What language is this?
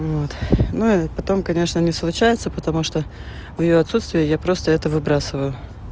Russian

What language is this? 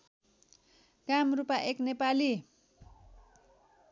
Nepali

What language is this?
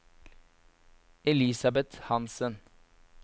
Norwegian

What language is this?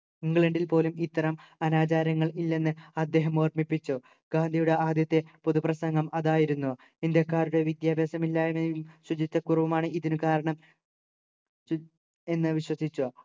Malayalam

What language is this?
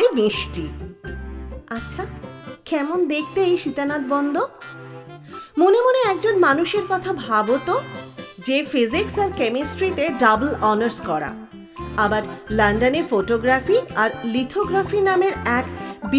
Bangla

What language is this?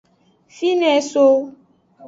Aja (Benin)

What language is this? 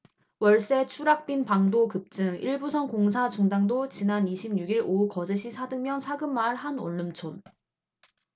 Korean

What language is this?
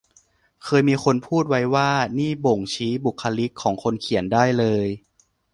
Thai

